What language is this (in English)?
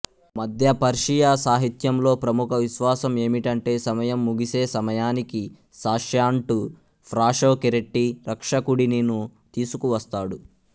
Telugu